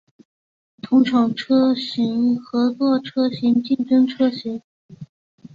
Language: Chinese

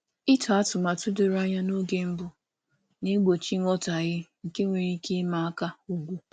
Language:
Igbo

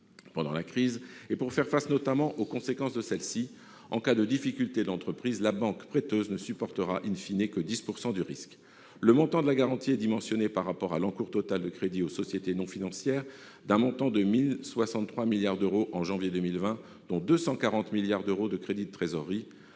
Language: French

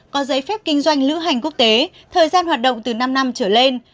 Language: Vietnamese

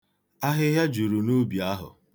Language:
Igbo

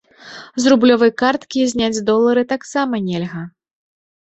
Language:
Belarusian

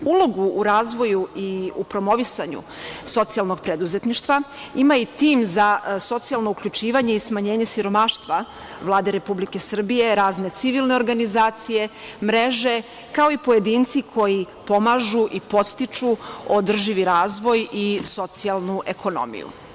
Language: Serbian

